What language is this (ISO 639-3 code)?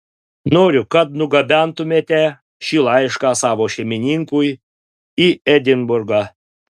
lit